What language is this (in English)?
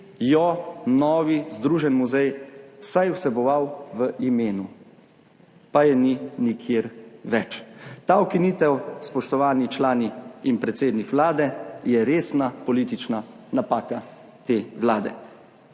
Slovenian